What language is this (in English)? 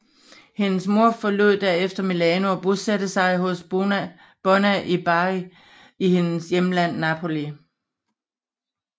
Danish